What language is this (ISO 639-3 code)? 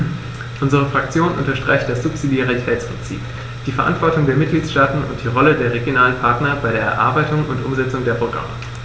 deu